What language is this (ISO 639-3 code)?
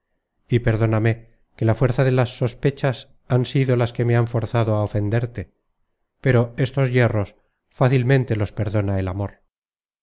spa